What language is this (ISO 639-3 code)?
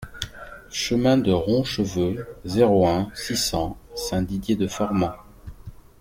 fra